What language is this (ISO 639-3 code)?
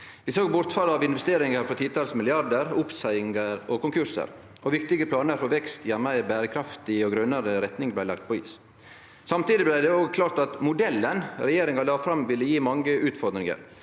nor